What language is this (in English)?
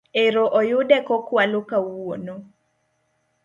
Luo (Kenya and Tanzania)